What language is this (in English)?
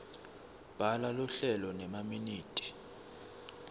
Swati